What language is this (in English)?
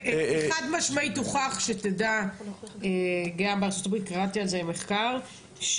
Hebrew